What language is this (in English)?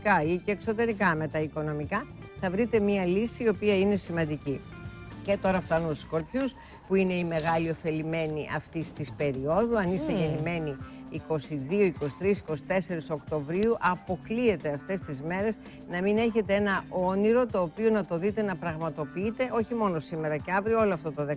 Greek